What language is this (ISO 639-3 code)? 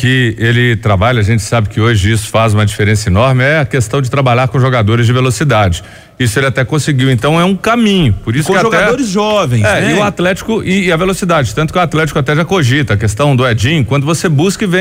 por